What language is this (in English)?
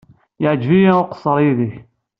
Kabyle